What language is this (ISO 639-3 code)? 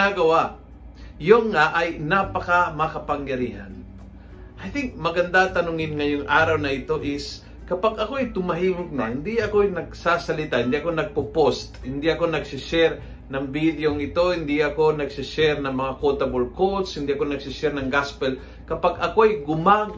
fil